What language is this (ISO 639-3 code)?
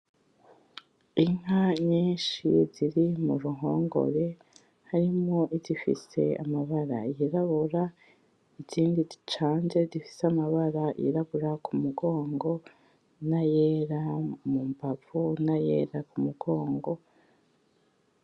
run